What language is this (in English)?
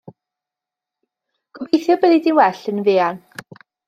Welsh